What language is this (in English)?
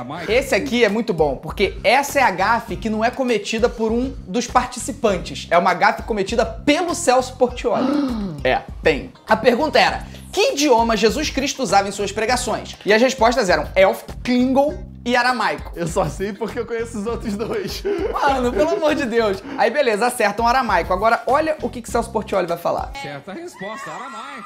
Portuguese